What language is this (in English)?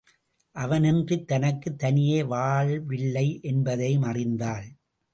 Tamil